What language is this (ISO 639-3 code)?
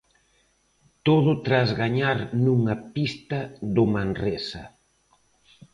glg